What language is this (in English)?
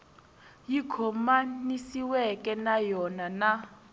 Tsonga